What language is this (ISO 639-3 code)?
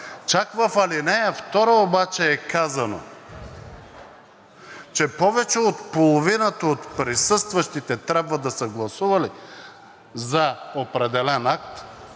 bul